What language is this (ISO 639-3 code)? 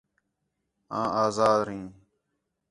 xhe